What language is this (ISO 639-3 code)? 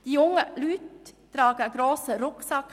gsw